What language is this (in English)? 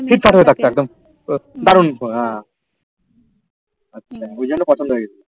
Bangla